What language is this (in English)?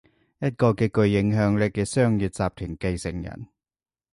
Cantonese